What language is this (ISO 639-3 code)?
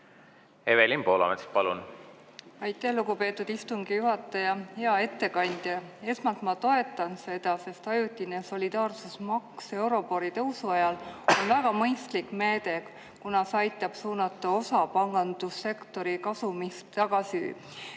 est